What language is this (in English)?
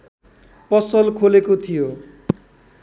Nepali